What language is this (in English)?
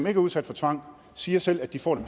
Danish